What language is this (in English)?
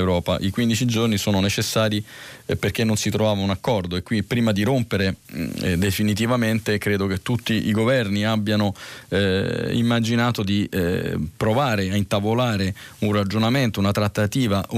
Italian